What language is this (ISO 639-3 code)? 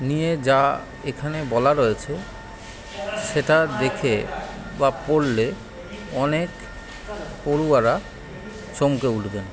ben